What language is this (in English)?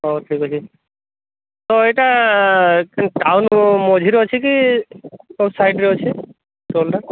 Odia